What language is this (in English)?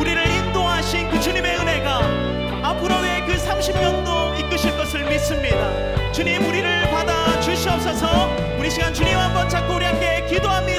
Korean